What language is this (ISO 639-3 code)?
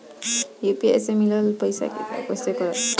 bho